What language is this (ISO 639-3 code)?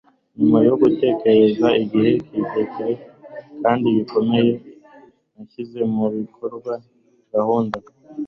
kin